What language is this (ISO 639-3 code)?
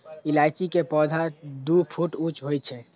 mai